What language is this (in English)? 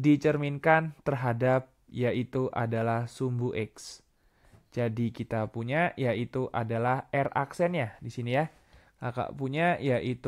Indonesian